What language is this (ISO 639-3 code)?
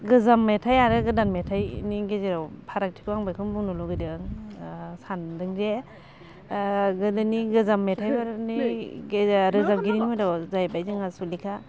brx